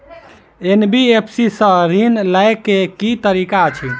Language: Maithili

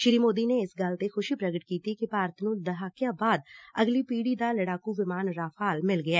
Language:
Punjabi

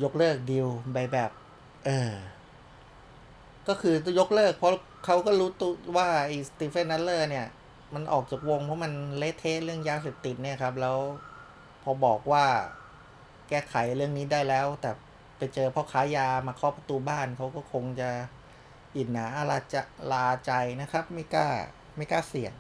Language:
Thai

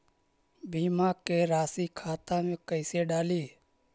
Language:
Magahi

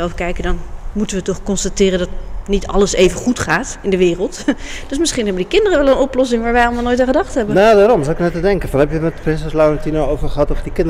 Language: Dutch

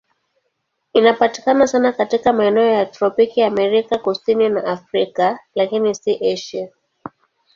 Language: Swahili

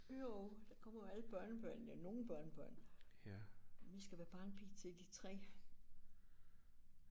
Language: Danish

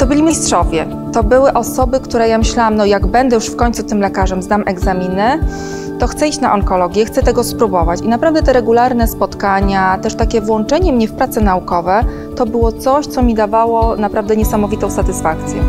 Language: Polish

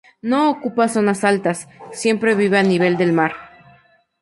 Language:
Spanish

